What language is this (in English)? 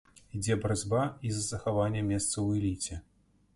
Belarusian